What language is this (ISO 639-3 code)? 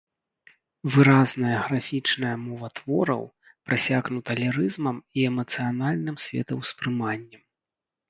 bel